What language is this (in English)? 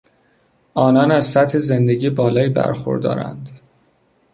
Persian